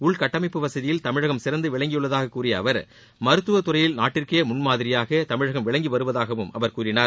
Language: Tamil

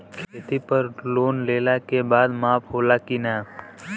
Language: Bhojpuri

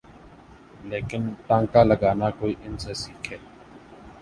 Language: Urdu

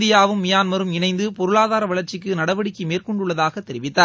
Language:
Tamil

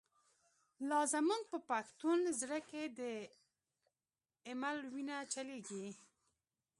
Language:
Pashto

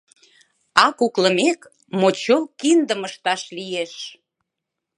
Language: Mari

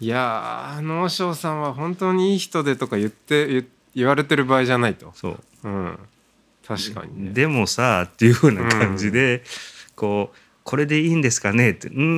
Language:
Japanese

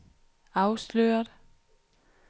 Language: Danish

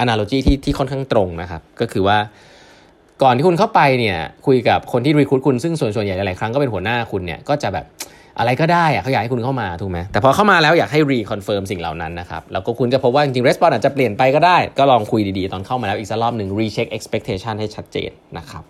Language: Thai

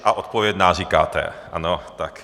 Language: Czech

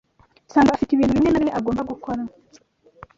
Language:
Kinyarwanda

